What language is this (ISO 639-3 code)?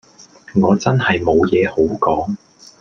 yue